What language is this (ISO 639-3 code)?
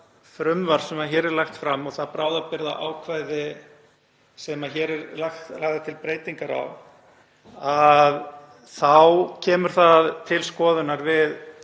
isl